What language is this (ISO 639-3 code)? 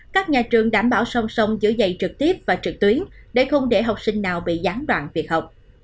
vie